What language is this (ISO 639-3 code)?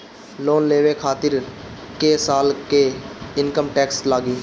bho